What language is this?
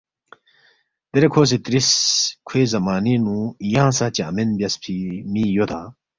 Balti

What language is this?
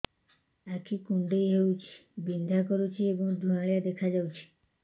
Odia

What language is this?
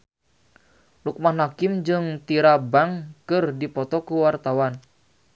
Sundanese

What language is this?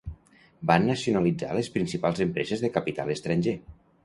Catalan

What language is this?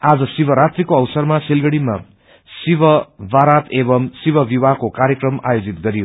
Nepali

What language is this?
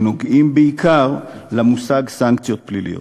Hebrew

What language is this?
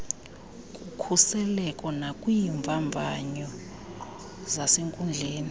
Xhosa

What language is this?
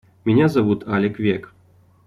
Russian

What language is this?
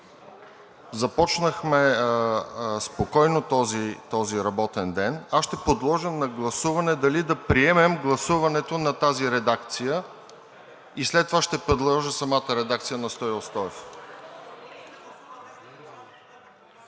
Bulgarian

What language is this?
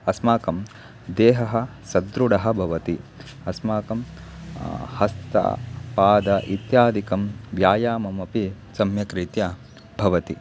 Sanskrit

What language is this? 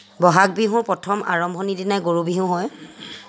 Assamese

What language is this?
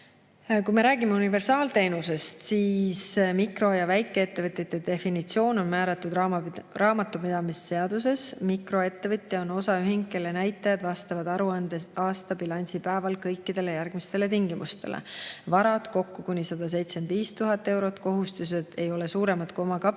Estonian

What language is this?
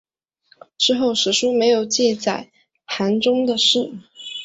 Chinese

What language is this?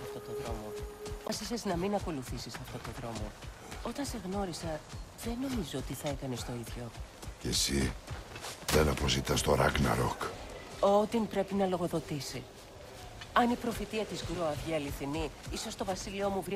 Greek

